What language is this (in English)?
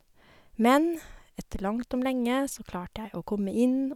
Norwegian